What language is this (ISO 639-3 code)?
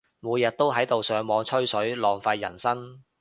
yue